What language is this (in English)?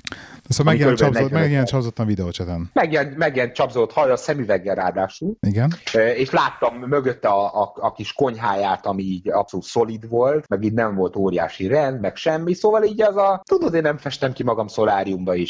Hungarian